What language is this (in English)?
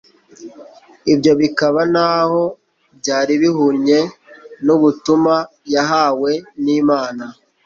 Kinyarwanda